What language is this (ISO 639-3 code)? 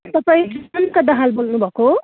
nep